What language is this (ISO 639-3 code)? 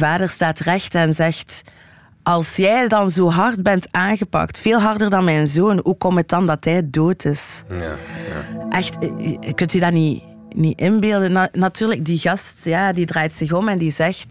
nld